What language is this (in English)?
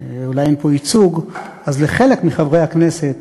Hebrew